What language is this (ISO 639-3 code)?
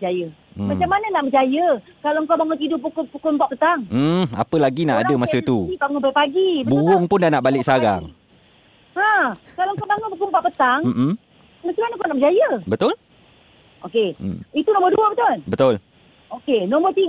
msa